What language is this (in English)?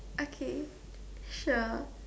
English